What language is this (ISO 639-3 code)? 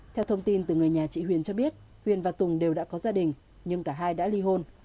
vie